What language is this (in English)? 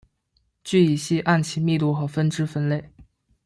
Chinese